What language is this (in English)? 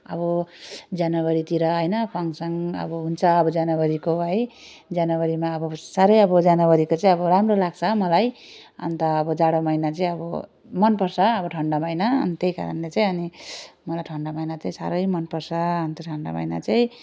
Nepali